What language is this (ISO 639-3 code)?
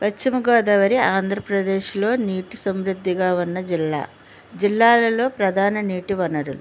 tel